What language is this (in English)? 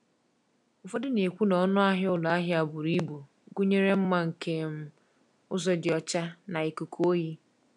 Igbo